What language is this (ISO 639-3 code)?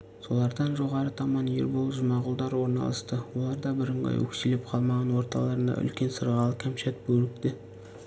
kaz